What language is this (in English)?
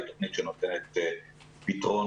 Hebrew